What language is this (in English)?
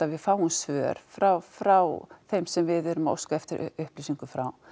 Icelandic